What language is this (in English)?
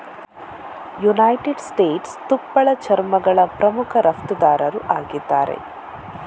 Kannada